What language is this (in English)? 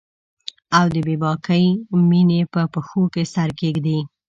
Pashto